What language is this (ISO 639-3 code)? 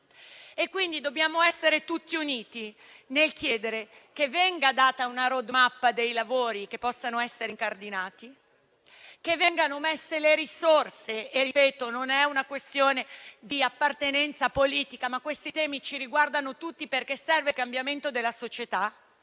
ita